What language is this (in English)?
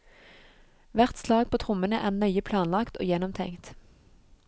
Norwegian